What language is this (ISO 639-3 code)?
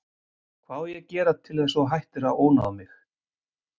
isl